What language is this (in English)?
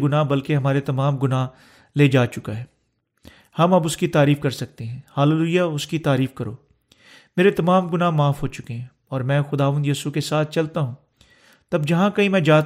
Urdu